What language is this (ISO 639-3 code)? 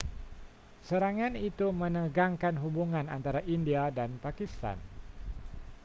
msa